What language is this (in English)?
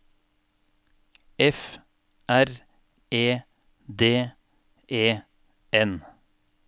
Norwegian